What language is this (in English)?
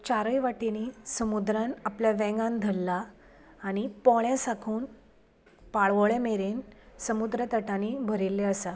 Konkani